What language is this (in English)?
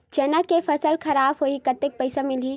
Chhattisgarhi